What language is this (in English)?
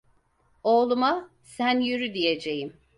Turkish